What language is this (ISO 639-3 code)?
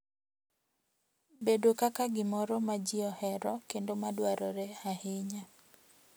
luo